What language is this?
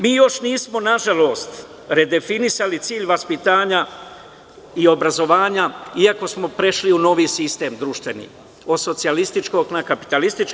Serbian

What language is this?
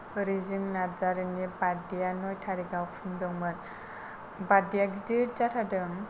Bodo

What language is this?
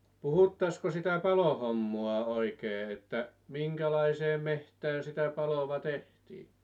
Finnish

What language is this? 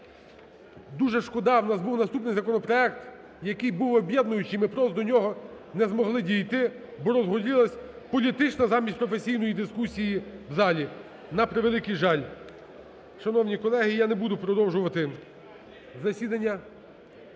Ukrainian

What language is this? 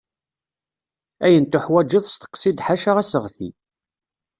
Kabyle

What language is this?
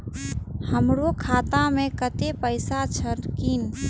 Maithili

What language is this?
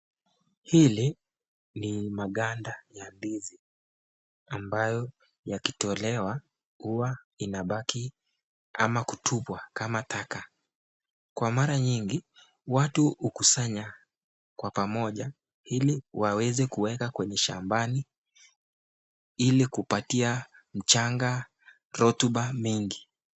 Swahili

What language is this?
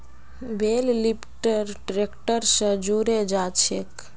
Magahi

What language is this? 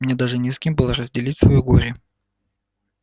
Russian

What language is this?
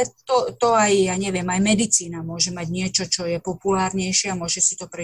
Slovak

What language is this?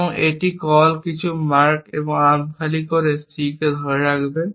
Bangla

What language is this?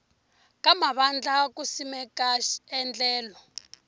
Tsonga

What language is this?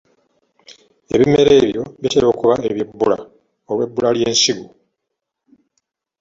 Ganda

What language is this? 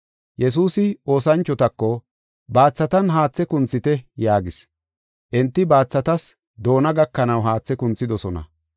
Gofa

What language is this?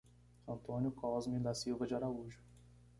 Portuguese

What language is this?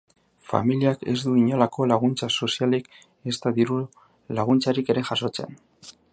Basque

